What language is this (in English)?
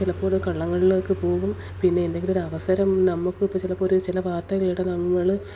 Malayalam